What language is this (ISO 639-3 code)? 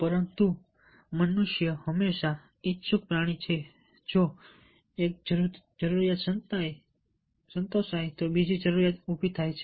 guj